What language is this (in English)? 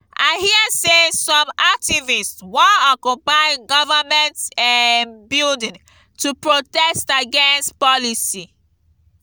Nigerian Pidgin